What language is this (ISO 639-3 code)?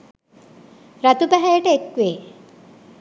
sin